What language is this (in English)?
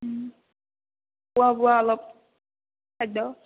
Assamese